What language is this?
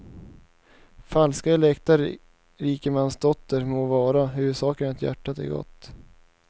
Swedish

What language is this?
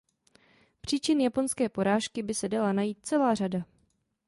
Czech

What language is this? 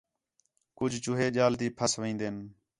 Khetrani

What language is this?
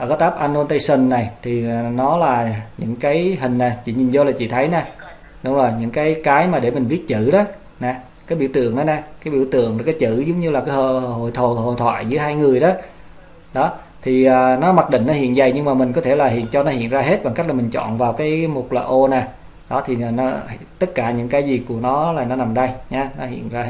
Vietnamese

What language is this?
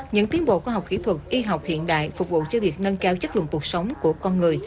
Vietnamese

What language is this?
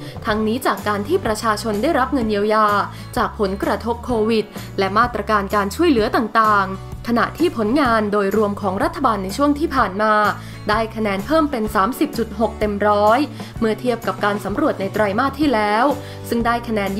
Thai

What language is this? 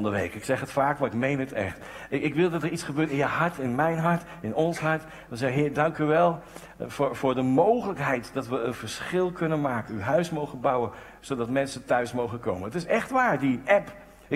Dutch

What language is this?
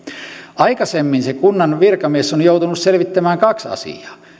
Finnish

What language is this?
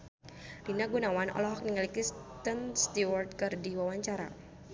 Sundanese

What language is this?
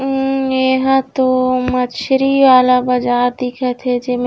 Chhattisgarhi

